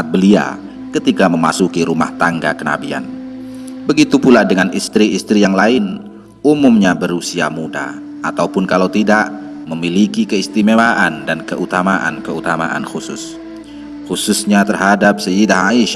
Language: Indonesian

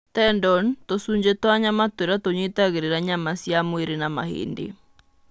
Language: Kikuyu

